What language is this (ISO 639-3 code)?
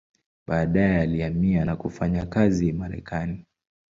swa